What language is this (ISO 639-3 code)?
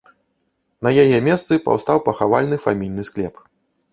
bel